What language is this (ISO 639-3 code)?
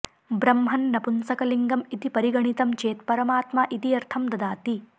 san